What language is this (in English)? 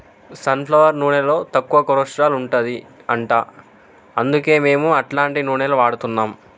Telugu